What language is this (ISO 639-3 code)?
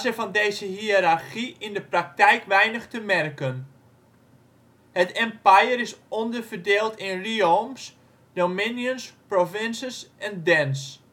nld